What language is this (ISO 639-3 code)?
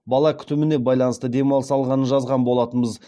kaz